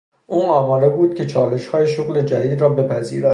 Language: Persian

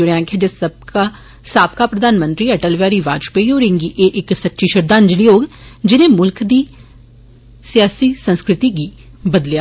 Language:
Dogri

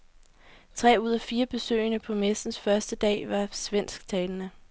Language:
Danish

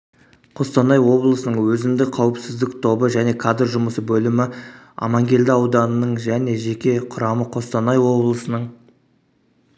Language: Kazakh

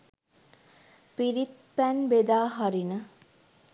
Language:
Sinhala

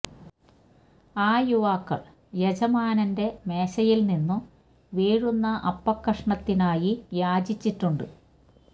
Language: Malayalam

